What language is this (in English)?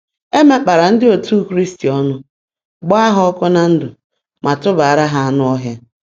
Igbo